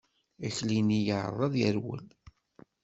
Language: Kabyle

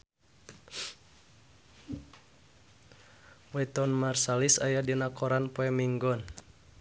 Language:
Sundanese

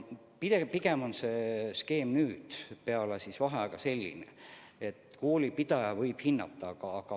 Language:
Estonian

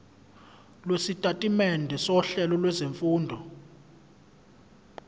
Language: Zulu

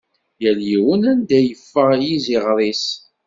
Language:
Kabyle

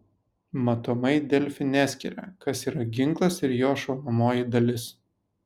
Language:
Lithuanian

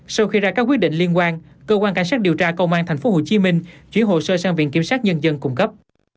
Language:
Vietnamese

